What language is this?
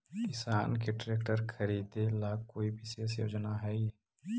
Magahi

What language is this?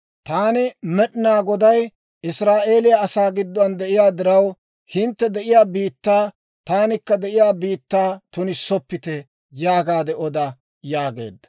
Dawro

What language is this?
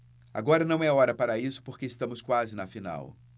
Portuguese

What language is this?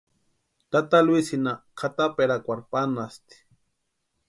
Western Highland Purepecha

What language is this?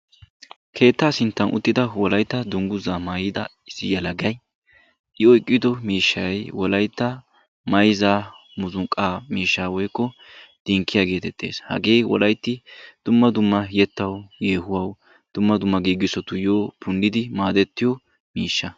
Wolaytta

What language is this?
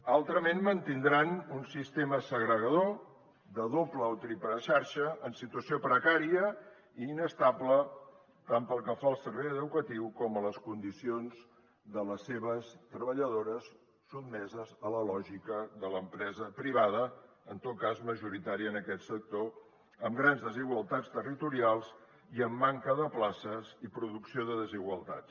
Catalan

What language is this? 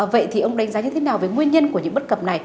Vietnamese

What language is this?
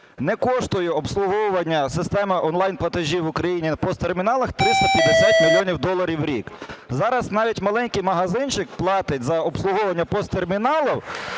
Ukrainian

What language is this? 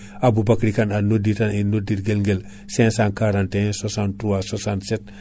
Fula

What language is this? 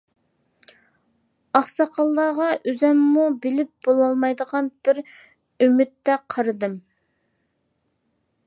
Uyghur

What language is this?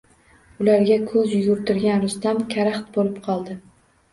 Uzbek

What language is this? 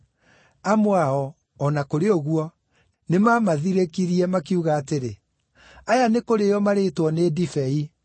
Kikuyu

